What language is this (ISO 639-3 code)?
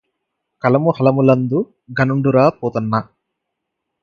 tel